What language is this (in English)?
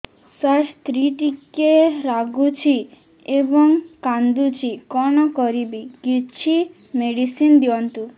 Odia